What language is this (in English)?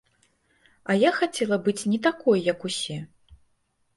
Belarusian